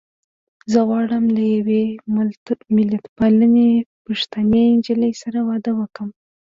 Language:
Pashto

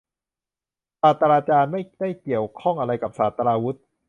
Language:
Thai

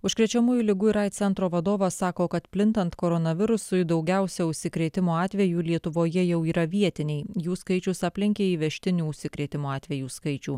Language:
Lithuanian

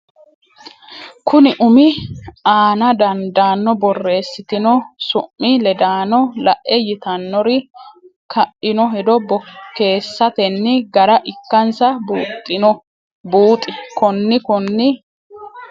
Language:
Sidamo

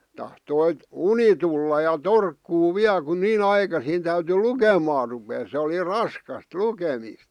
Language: Finnish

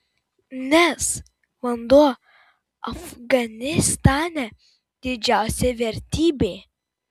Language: Lithuanian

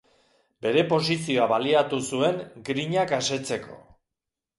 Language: Basque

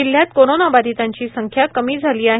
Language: Marathi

